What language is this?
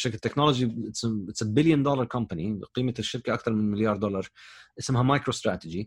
Arabic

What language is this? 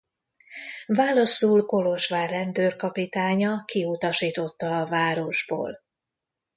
Hungarian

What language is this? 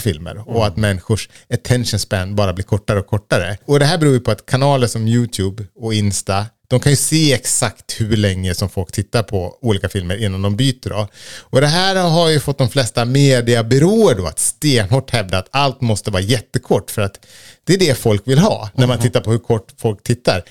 Swedish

